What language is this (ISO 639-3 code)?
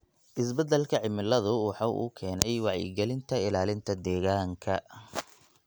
som